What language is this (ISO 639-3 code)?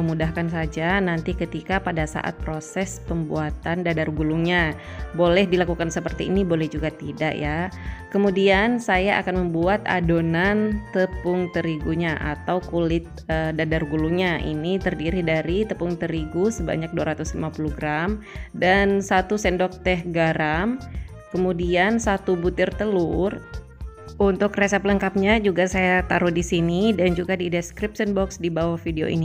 ind